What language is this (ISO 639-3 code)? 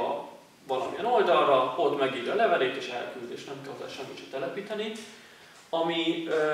hun